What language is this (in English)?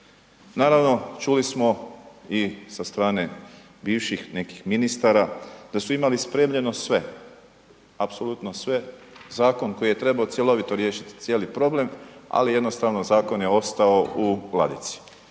Croatian